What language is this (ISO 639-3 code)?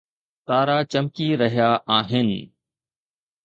snd